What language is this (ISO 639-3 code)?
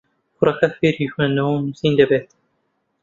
ckb